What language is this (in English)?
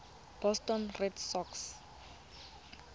Tswana